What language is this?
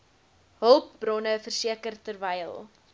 Afrikaans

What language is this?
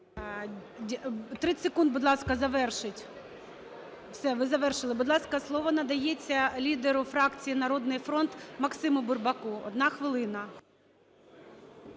Ukrainian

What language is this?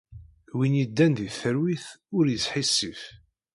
Kabyle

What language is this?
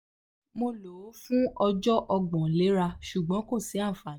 Yoruba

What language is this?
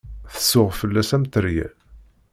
Kabyle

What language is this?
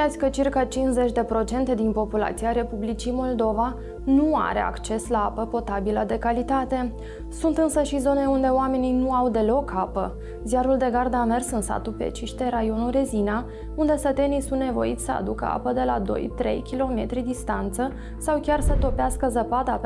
Romanian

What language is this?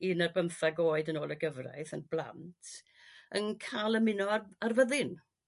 Welsh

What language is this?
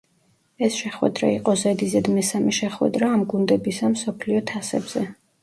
Georgian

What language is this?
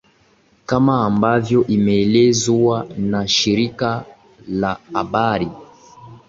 Swahili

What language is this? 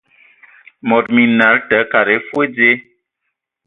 Ewondo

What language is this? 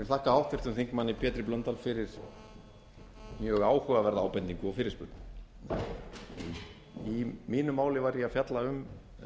Icelandic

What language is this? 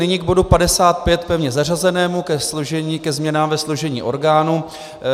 Czech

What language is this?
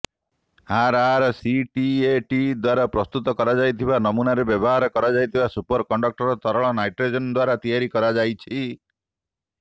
Odia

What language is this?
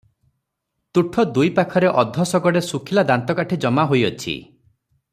Odia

